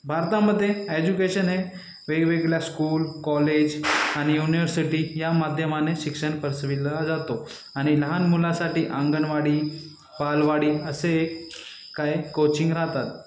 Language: Marathi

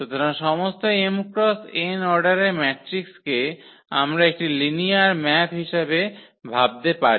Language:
Bangla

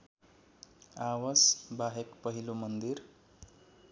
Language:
Nepali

